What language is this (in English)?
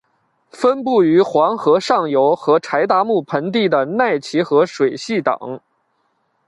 Chinese